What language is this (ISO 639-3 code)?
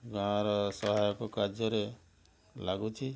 ori